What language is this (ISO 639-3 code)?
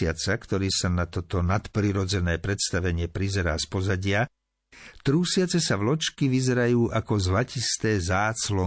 slk